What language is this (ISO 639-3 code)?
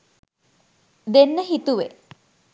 sin